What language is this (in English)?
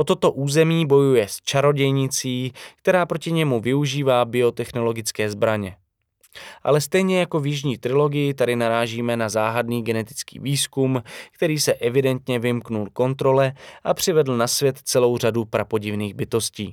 Czech